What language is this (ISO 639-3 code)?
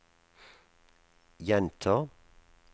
nor